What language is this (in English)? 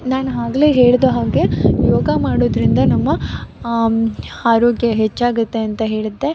Kannada